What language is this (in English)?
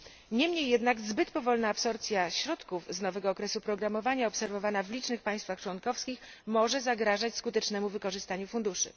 Polish